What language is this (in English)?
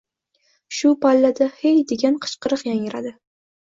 Uzbek